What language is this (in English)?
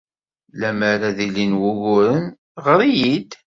Kabyle